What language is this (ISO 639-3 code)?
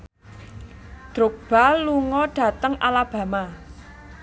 jav